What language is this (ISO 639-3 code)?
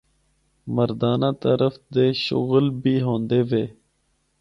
hno